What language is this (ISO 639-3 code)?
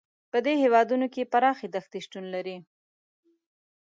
pus